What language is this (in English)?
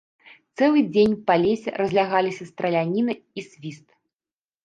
Belarusian